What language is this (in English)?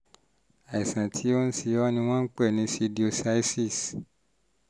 Yoruba